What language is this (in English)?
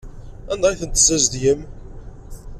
Kabyle